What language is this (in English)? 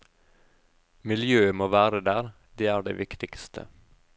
Norwegian